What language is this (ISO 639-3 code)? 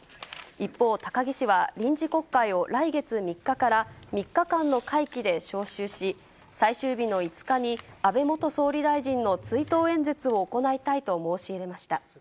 jpn